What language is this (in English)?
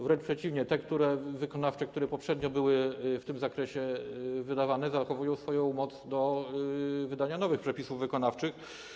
Polish